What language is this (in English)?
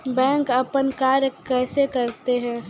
Maithili